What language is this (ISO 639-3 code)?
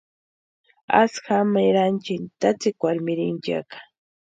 pua